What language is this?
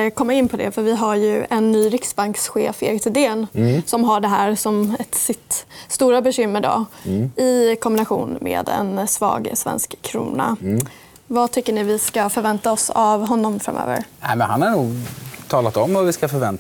Swedish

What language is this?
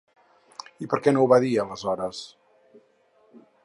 Catalan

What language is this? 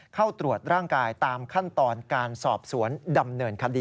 Thai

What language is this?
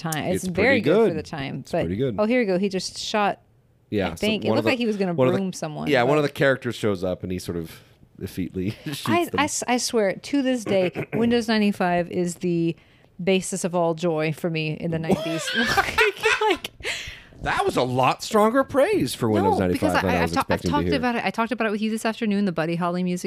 English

